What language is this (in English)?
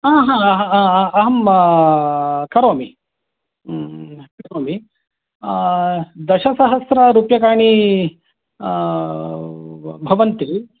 Sanskrit